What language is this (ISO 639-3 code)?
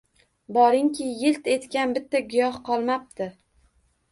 uzb